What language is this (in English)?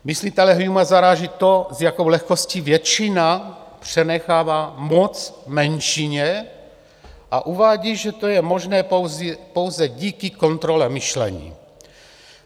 Czech